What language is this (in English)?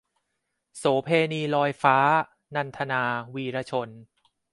Thai